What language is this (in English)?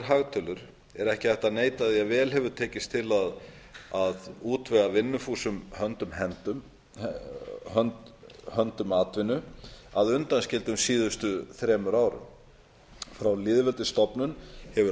Icelandic